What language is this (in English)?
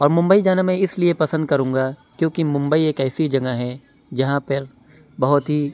Urdu